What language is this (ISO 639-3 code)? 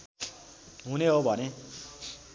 nep